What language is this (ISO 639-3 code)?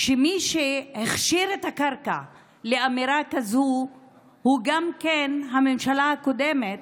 heb